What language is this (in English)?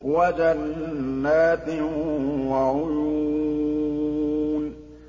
Arabic